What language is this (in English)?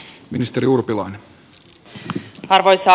Finnish